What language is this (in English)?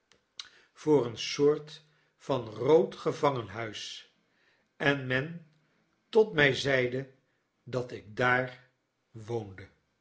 Dutch